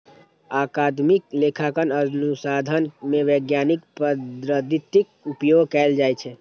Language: Maithili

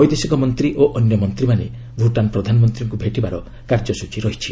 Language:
Odia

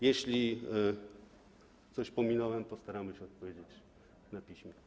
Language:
Polish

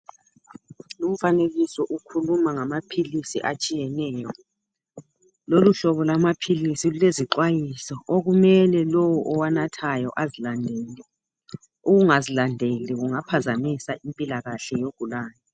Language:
North Ndebele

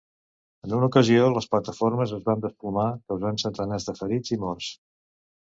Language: Catalan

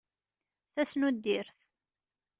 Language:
Kabyle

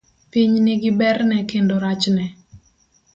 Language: Luo (Kenya and Tanzania)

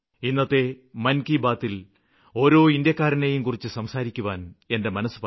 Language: Malayalam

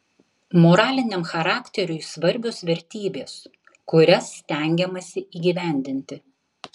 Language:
Lithuanian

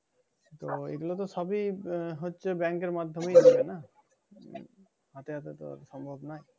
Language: Bangla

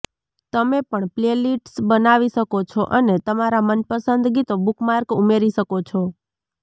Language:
Gujarati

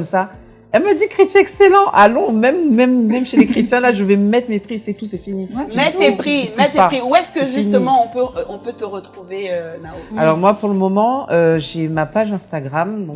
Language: French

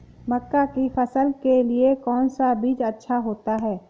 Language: Hindi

